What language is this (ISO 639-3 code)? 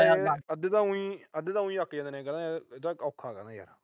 pan